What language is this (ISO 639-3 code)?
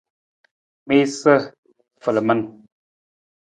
nmz